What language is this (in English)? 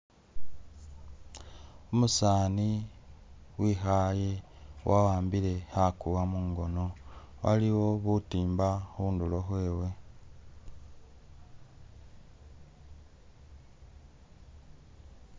Masaaba